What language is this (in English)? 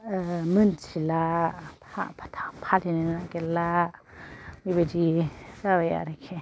Bodo